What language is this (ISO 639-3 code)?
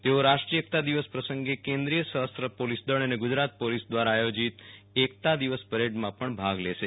guj